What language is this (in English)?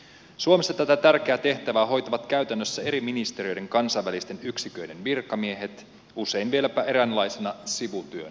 Finnish